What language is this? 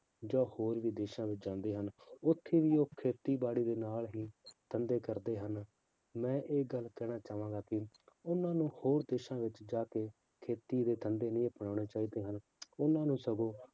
Punjabi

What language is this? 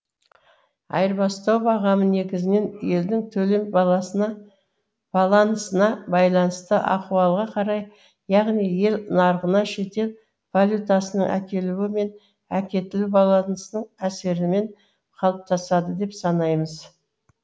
Kazakh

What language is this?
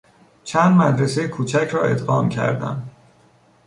Persian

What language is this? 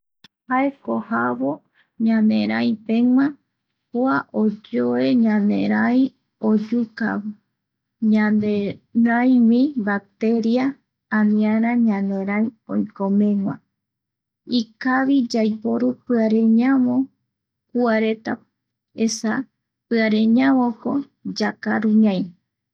Eastern Bolivian Guaraní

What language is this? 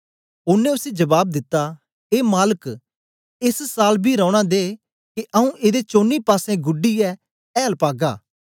Dogri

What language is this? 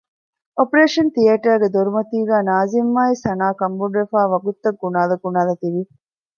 Divehi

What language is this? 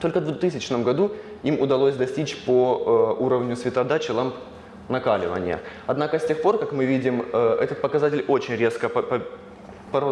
Russian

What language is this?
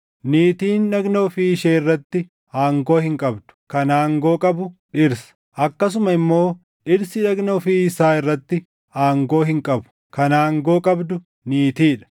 Oromo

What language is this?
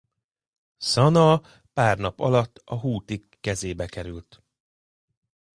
Hungarian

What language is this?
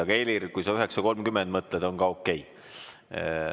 Estonian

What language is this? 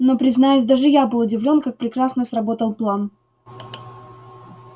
Russian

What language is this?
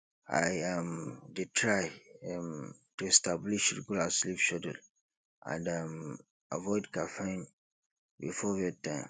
Nigerian Pidgin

